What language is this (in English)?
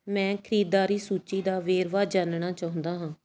Punjabi